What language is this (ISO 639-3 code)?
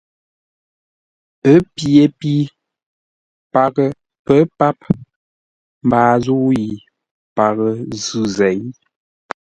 nla